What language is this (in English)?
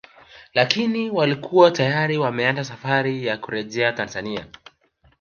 Swahili